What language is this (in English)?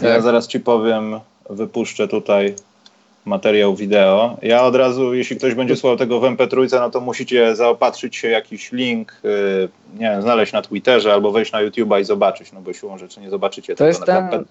Polish